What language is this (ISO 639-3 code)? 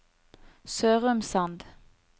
nor